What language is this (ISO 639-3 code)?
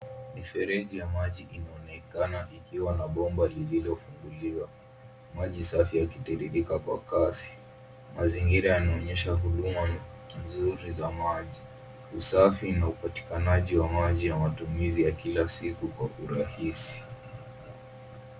swa